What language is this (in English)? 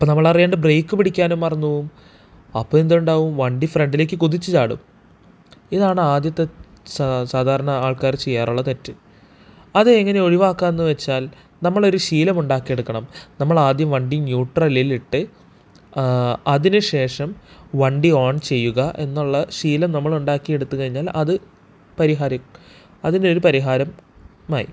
Malayalam